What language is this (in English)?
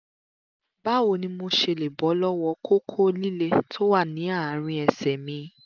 Yoruba